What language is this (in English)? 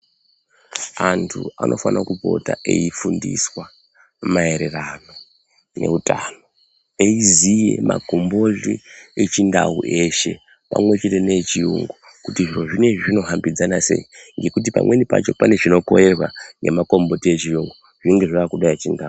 Ndau